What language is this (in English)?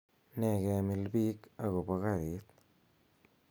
Kalenjin